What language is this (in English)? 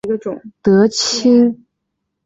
Chinese